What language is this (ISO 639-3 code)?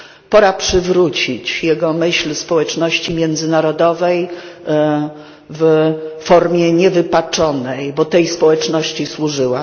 pol